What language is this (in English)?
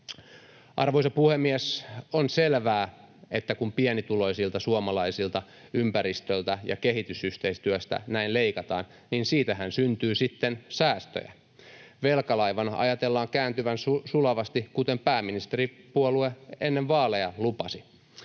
Finnish